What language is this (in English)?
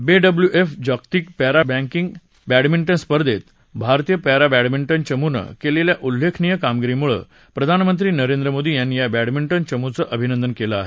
Marathi